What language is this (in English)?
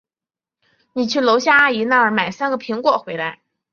Chinese